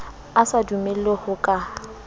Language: Southern Sotho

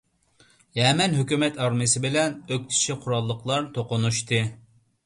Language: Uyghur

